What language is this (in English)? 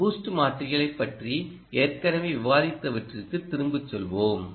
Tamil